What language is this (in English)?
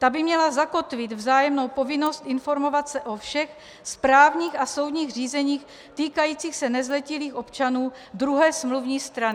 Czech